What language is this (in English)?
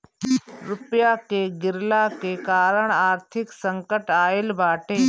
Bhojpuri